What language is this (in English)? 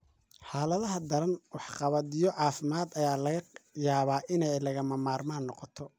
Somali